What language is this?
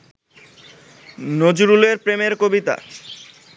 Bangla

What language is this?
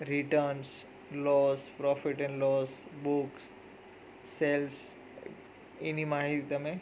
Gujarati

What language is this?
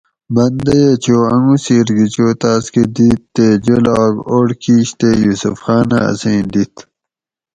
Gawri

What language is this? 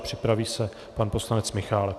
Czech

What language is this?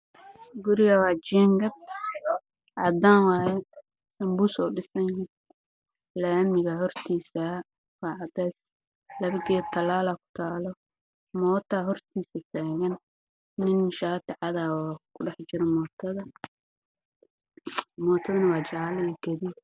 Somali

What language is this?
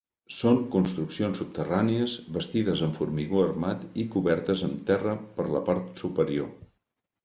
Catalan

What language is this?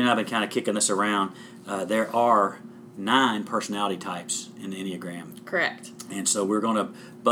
English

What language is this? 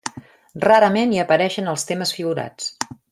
Catalan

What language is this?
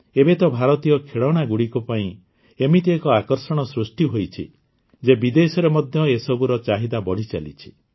Odia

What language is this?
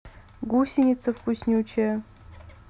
Russian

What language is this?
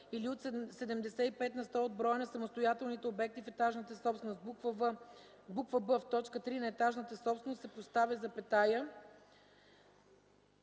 Bulgarian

